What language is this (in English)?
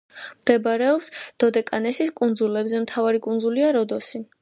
Georgian